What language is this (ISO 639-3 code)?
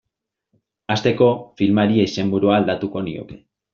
eus